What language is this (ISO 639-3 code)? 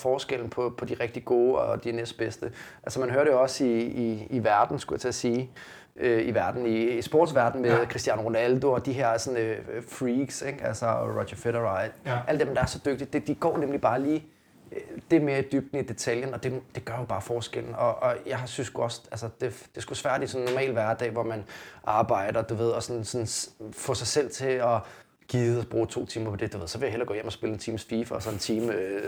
dan